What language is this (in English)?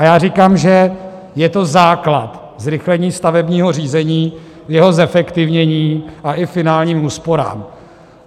Czech